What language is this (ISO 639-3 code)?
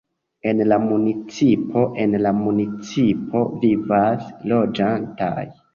epo